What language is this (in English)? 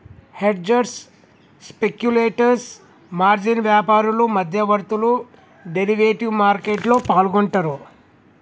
Telugu